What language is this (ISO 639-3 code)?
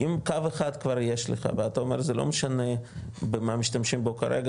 heb